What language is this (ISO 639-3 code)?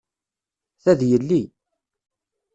kab